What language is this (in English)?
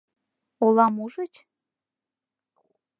Mari